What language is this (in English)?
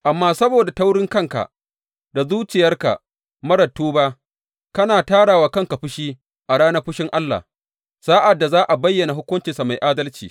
Hausa